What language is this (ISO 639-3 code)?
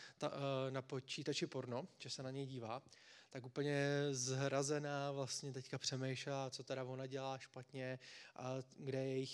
ces